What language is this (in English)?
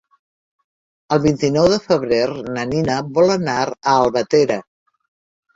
Catalan